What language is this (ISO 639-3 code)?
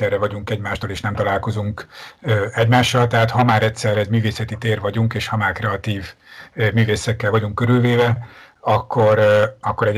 hun